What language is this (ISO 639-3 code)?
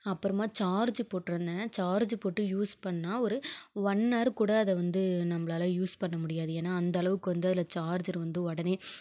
tam